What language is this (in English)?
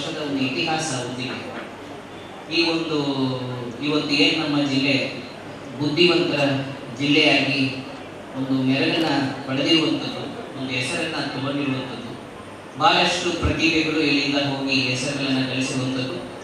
Kannada